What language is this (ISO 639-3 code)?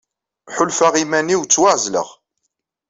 kab